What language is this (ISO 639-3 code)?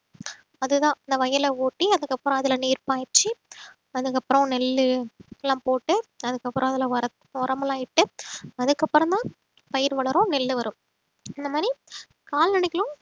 tam